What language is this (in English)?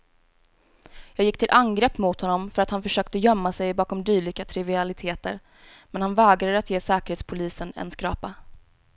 Swedish